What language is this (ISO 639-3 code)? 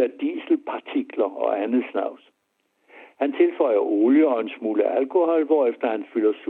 dan